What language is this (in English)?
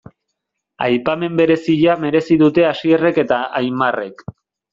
Basque